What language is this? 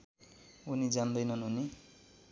Nepali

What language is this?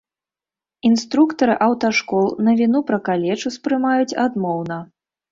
Belarusian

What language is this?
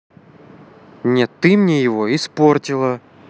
Russian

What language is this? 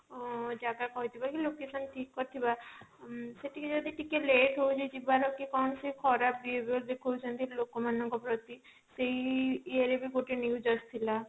Odia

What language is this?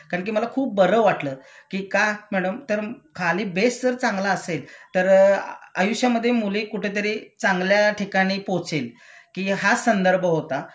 Marathi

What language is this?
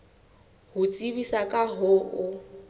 Southern Sotho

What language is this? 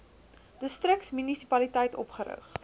Afrikaans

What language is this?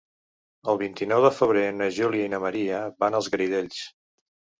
Catalan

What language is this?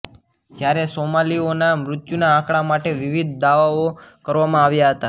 Gujarati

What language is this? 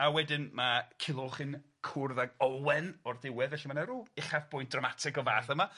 Welsh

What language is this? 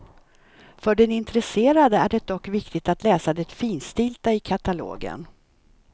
Swedish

